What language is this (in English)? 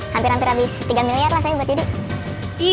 Indonesian